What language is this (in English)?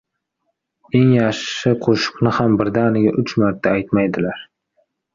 Uzbek